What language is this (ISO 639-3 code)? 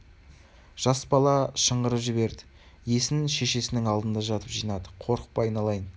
kaz